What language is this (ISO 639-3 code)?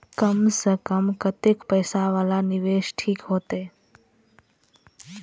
mai